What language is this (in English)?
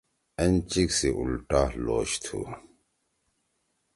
Torwali